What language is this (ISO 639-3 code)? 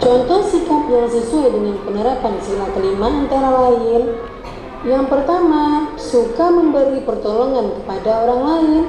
ind